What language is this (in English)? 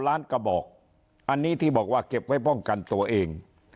Thai